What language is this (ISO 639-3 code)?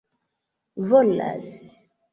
epo